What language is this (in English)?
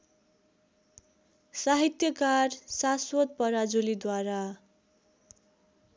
Nepali